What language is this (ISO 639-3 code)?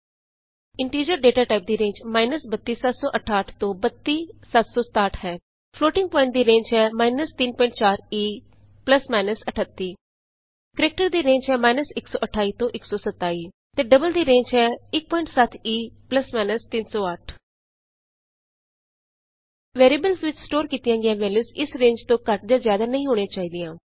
pan